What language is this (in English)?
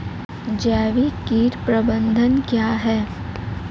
Hindi